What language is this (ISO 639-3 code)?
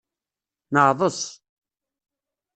kab